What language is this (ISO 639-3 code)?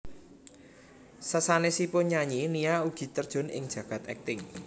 jav